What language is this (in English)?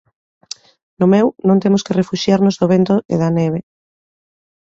Galician